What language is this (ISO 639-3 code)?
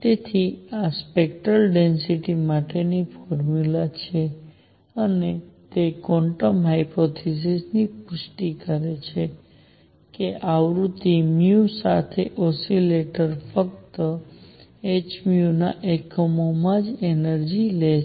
guj